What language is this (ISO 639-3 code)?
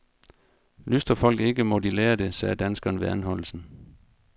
dan